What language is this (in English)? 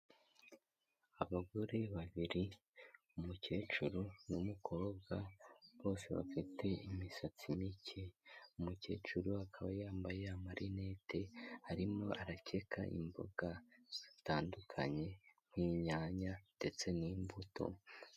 Kinyarwanda